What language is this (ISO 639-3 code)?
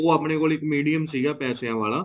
pan